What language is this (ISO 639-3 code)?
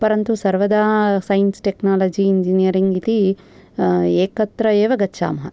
san